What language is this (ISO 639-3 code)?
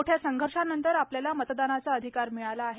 mar